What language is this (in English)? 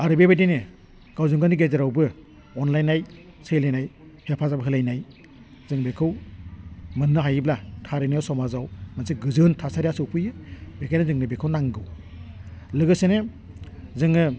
Bodo